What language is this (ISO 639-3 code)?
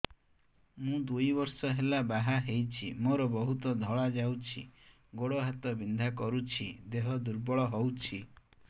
ori